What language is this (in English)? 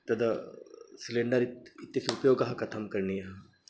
Sanskrit